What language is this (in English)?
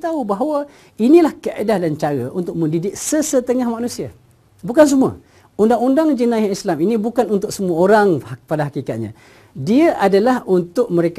Malay